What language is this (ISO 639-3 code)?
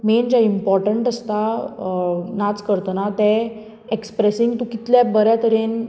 kok